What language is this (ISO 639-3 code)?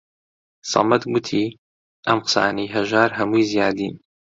ckb